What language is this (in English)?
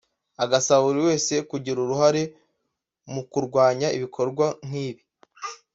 Kinyarwanda